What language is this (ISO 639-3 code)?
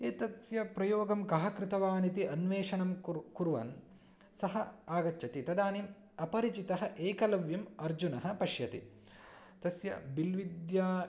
san